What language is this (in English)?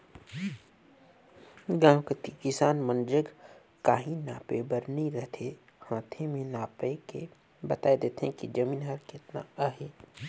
Chhattisgarhi